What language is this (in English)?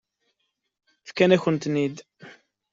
Kabyle